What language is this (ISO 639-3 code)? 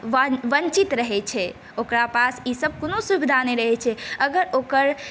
mai